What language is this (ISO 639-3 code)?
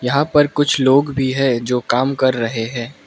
hin